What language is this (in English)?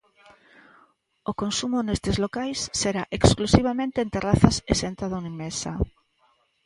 Galician